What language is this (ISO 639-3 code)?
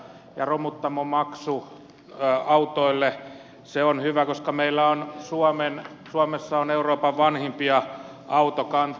fin